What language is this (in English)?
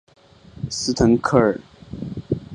Chinese